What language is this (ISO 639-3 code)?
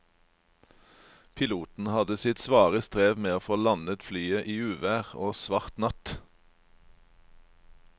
nor